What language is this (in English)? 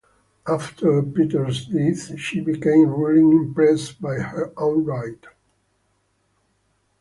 English